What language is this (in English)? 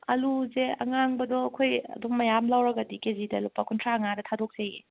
Manipuri